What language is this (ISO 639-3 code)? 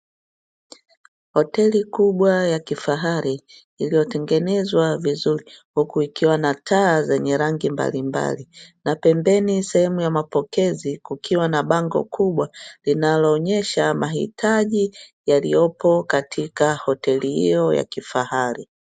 swa